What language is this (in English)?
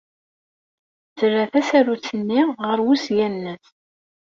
Kabyle